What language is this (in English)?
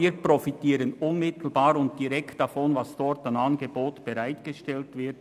Swiss German